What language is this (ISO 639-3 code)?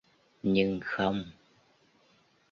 vie